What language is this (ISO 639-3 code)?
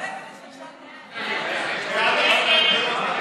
heb